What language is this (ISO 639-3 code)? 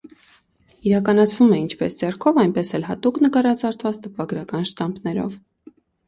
hye